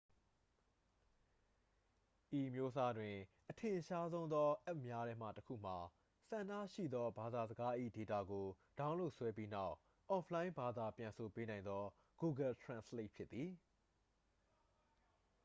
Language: Burmese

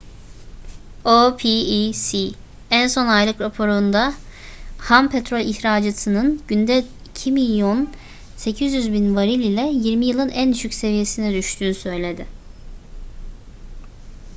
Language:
Turkish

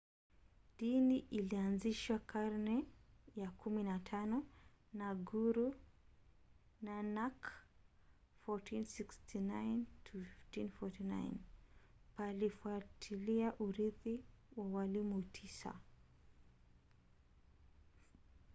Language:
Swahili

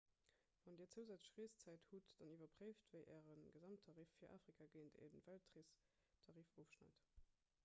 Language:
Luxembourgish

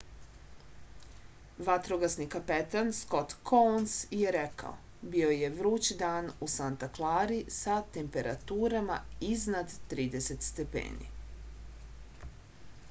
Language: Serbian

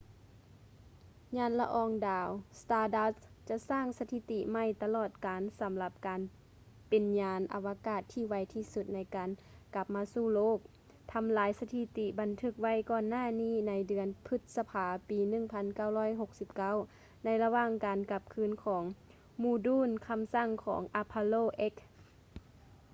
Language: Lao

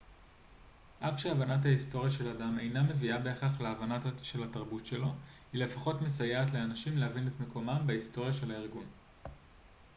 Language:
Hebrew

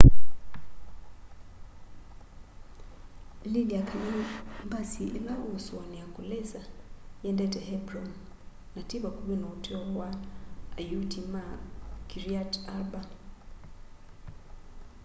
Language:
Kamba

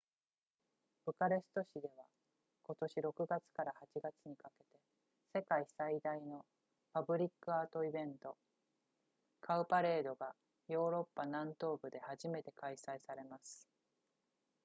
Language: Japanese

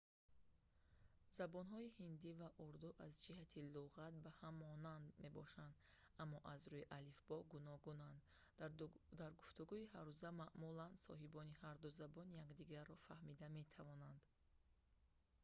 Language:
Tajik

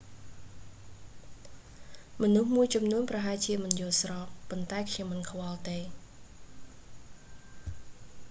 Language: Khmer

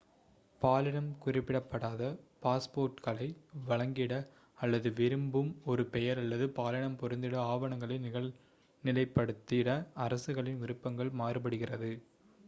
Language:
Tamil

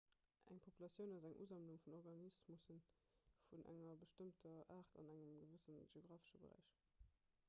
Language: Luxembourgish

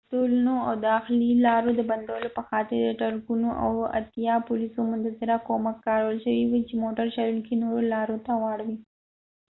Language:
Pashto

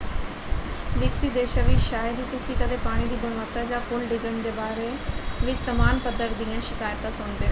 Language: Punjabi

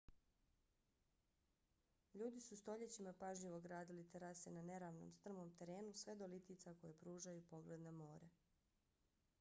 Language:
Bosnian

